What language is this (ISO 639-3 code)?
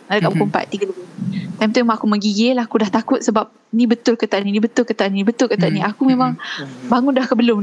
msa